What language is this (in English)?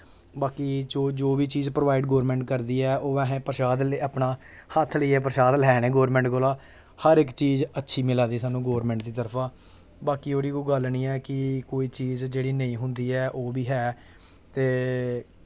Dogri